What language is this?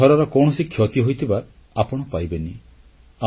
Odia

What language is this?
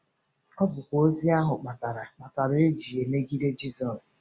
Igbo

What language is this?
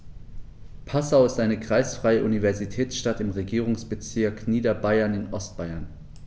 German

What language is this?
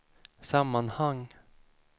Swedish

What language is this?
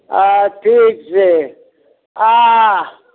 Maithili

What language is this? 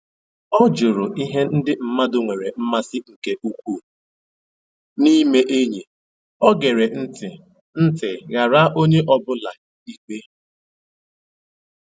Igbo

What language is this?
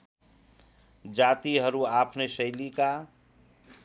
Nepali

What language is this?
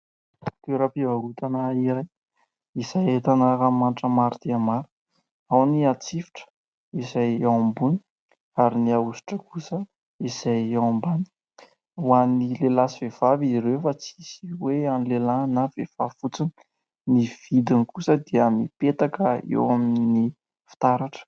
Malagasy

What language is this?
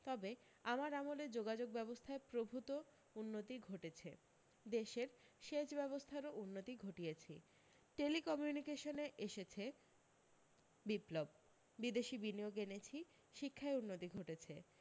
Bangla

